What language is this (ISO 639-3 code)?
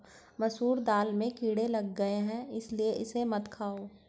hin